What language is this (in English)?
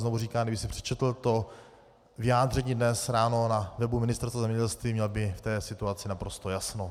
Czech